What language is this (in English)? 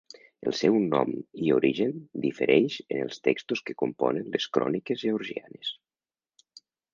Catalan